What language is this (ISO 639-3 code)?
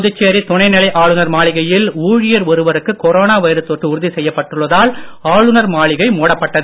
tam